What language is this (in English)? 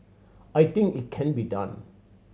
English